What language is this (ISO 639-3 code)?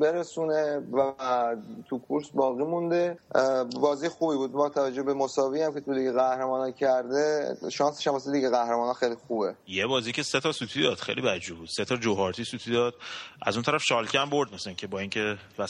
fas